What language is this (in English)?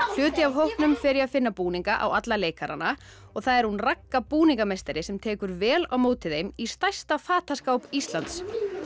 Icelandic